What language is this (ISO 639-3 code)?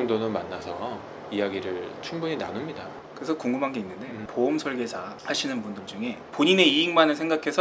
kor